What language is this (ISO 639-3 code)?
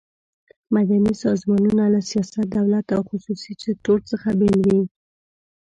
pus